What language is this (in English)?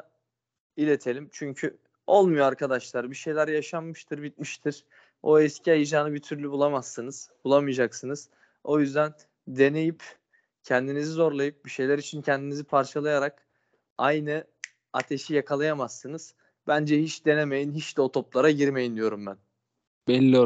Turkish